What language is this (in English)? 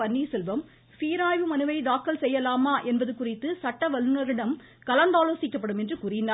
Tamil